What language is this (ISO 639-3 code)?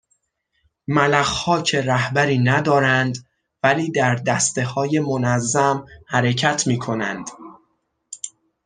fas